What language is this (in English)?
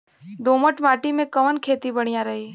Bhojpuri